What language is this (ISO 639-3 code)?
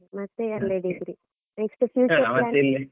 kan